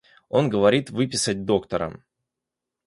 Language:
Russian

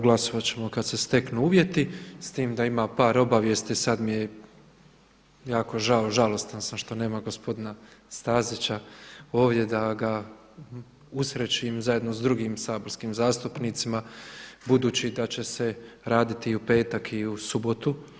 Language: Croatian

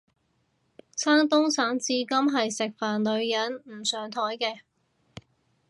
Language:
Cantonese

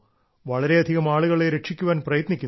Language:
Malayalam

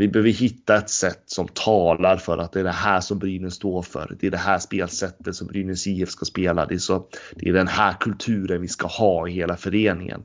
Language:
Swedish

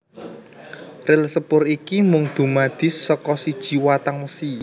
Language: Javanese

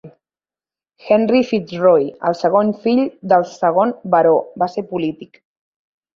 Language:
Catalan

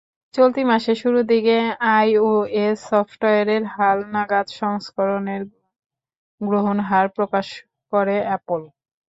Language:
Bangla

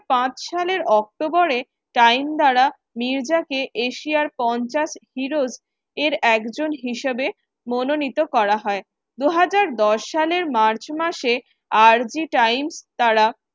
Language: Bangla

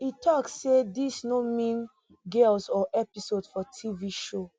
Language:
Nigerian Pidgin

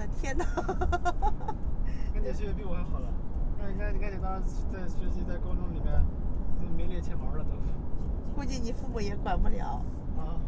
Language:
Chinese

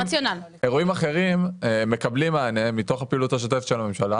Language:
Hebrew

